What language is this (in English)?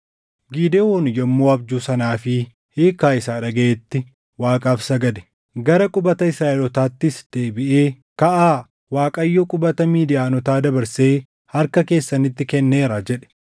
Oromo